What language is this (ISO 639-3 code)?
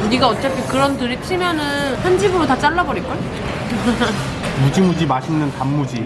kor